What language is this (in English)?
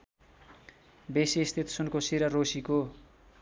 Nepali